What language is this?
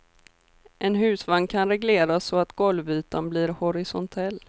Swedish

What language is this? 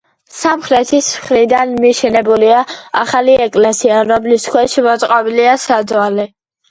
Georgian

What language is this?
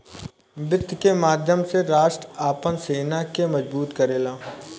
Bhojpuri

